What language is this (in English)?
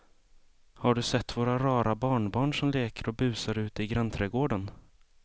Swedish